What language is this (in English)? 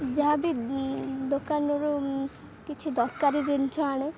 Odia